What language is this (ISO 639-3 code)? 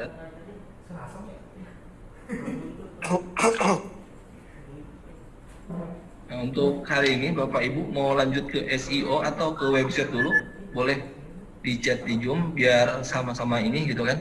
ind